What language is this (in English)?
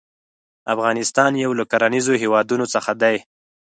Pashto